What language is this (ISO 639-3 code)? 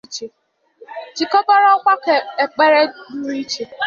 ibo